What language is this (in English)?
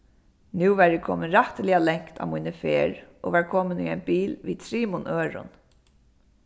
Faroese